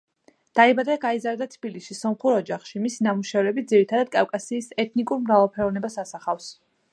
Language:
Georgian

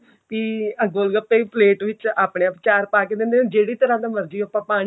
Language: Punjabi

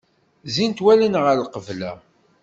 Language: Kabyle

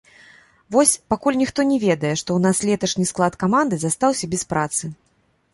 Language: Belarusian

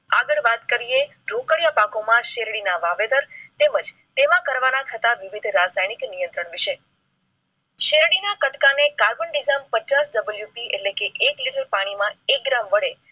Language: Gujarati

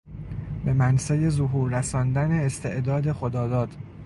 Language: Persian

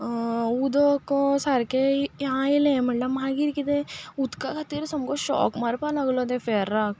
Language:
Konkani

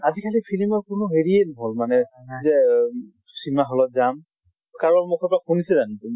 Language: Assamese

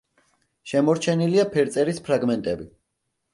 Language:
Georgian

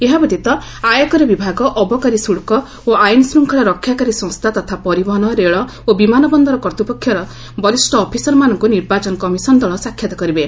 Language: Odia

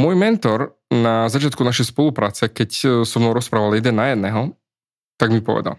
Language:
Slovak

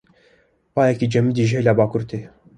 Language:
Kurdish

